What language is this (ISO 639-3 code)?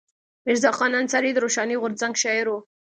pus